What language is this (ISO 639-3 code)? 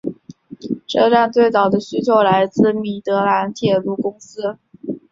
zho